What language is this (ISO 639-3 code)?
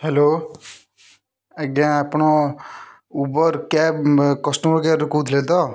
ori